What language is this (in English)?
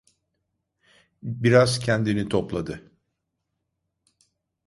Turkish